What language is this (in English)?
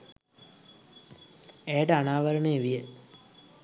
Sinhala